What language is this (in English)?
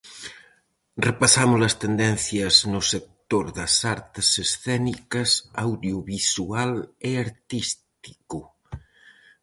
Galician